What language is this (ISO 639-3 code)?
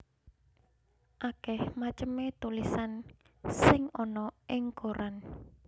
jav